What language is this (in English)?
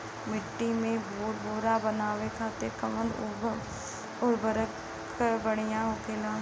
Bhojpuri